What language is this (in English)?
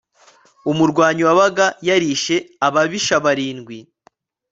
Kinyarwanda